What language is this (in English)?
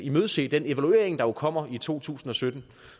Danish